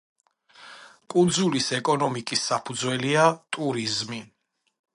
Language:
Georgian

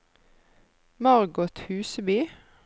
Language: Norwegian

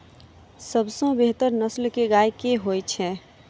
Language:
Maithili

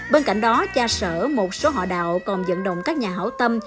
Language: Vietnamese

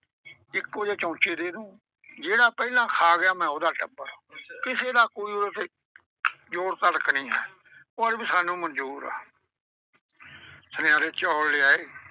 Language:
Punjabi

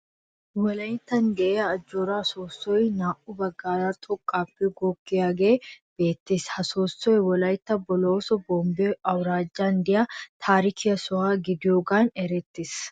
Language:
Wolaytta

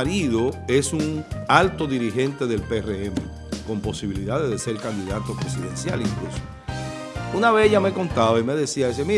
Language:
Spanish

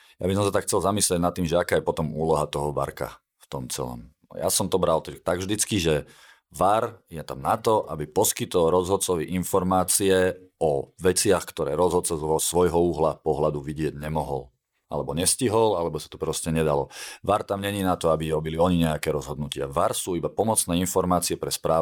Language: Slovak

